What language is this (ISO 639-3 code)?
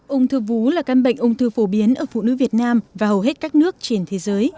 vie